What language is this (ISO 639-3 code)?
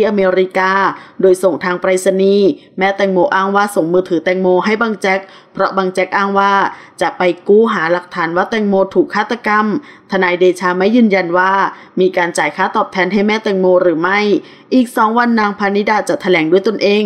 tha